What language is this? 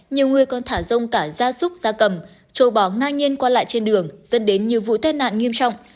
Vietnamese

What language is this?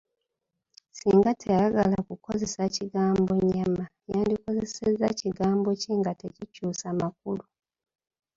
Ganda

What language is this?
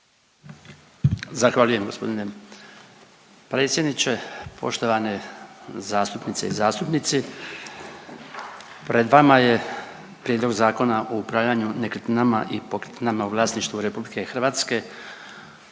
Croatian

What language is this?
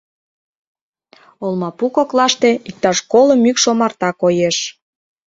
Mari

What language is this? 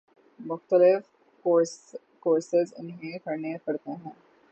Urdu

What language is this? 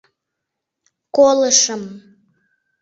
Mari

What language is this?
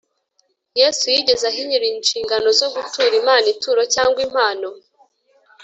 Kinyarwanda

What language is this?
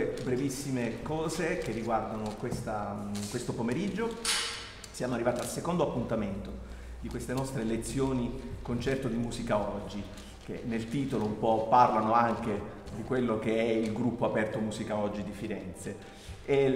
Italian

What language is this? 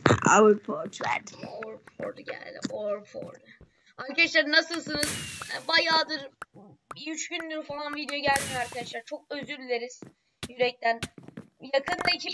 Turkish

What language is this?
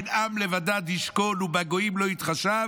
Hebrew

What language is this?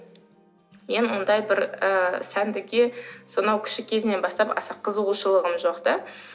Kazakh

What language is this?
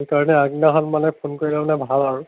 Assamese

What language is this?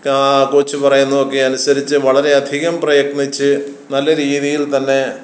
Malayalam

